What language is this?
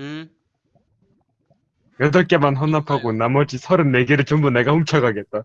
Korean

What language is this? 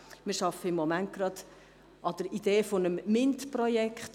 Swiss German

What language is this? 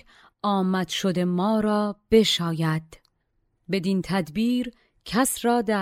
Persian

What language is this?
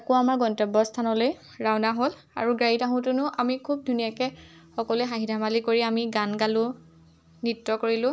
Assamese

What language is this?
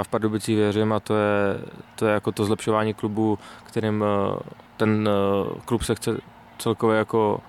Czech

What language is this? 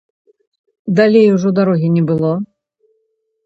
Belarusian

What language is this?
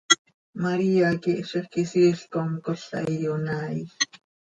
Seri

